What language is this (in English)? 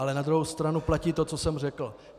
Czech